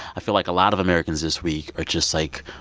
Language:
English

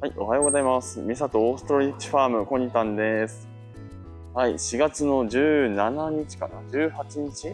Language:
Japanese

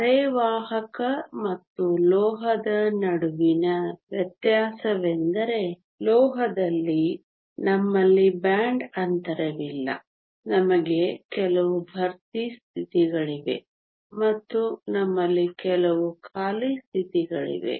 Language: Kannada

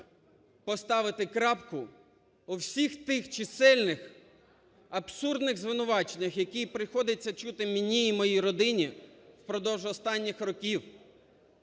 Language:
Ukrainian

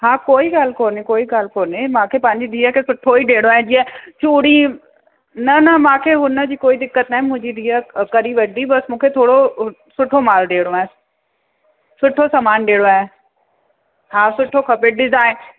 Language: Sindhi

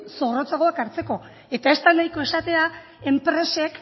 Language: Basque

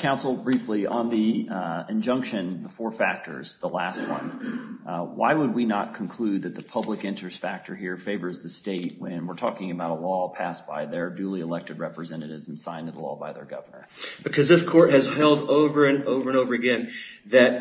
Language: English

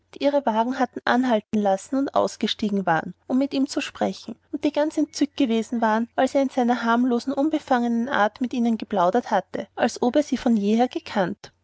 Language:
German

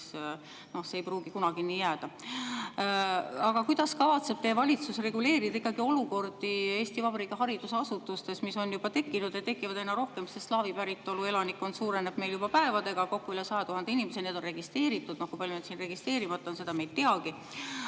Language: Estonian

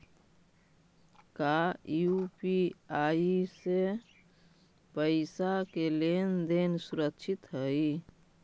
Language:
Magahi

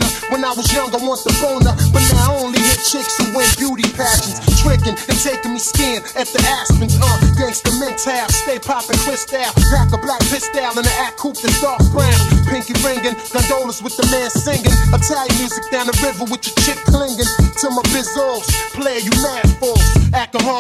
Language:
English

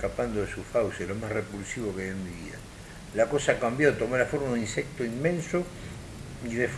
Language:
Spanish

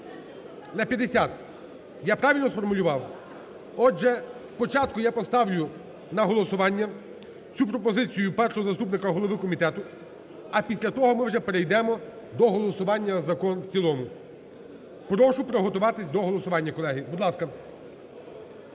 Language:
Ukrainian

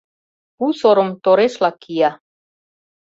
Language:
Mari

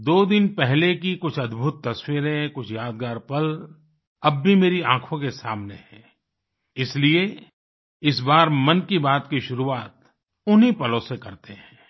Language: Hindi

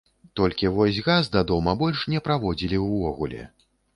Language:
Belarusian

